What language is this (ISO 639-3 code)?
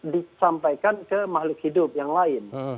ind